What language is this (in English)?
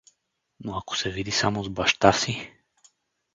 Bulgarian